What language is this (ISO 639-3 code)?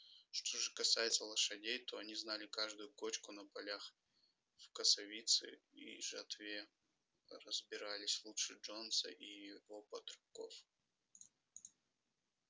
rus